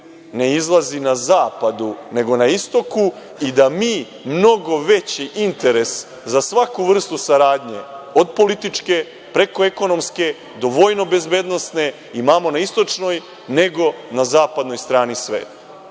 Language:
Serbian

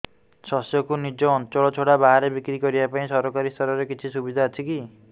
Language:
Odia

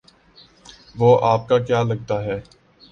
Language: Urdu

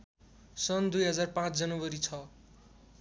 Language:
Nepali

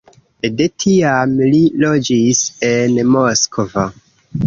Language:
Esperanto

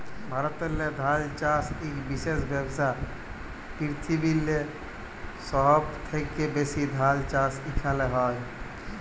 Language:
Bangla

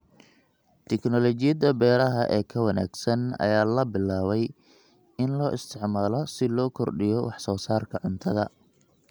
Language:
Somali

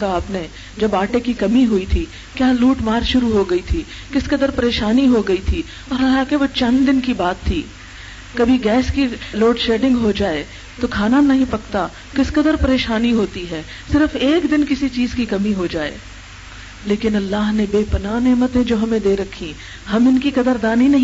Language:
Urdu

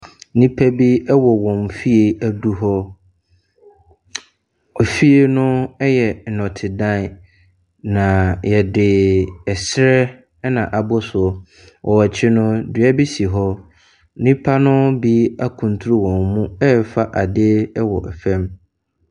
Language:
Akan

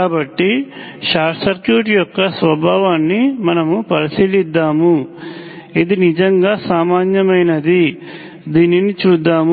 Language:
Telugu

